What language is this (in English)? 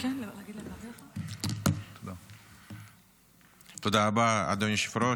Hebrew